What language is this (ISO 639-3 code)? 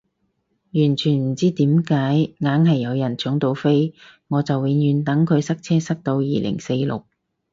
yue